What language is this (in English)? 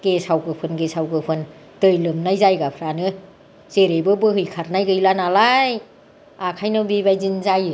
Bodo